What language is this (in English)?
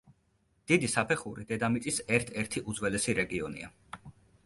Georgian